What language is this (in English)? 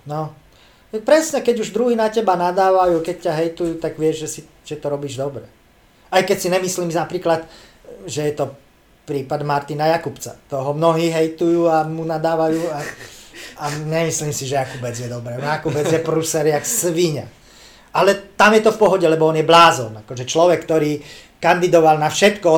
Slovak